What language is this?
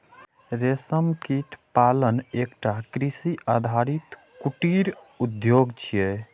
Maithili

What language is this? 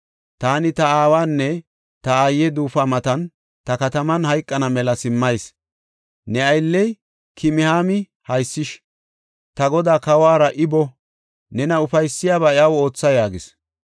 Gofa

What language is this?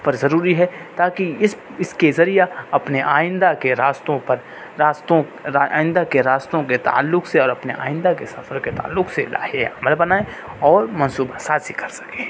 Urdu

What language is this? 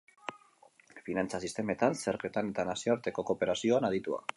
Basque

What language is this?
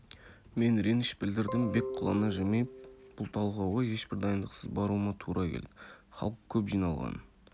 Kazakh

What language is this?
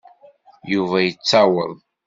Kabyle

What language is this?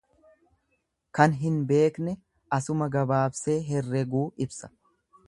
Oromo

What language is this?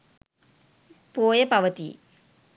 Sinhala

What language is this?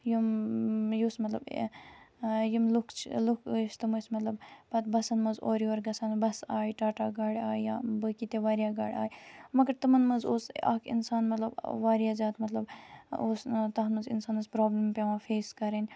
Kashmiri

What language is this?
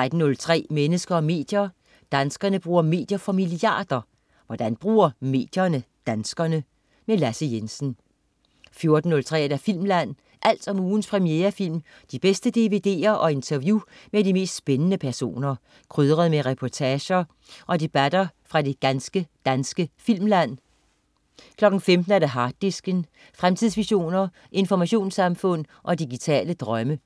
Danish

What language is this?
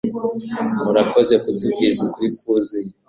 Kinyarwanda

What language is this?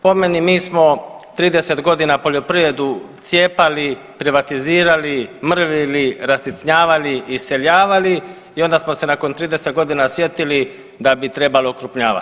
Croatian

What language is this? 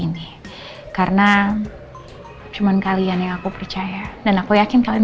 Indonesian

